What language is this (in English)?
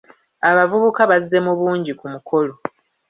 Ganda